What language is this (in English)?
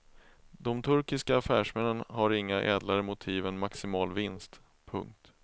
Swedish